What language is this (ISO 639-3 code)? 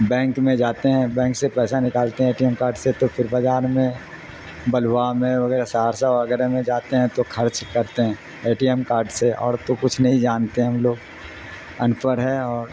urd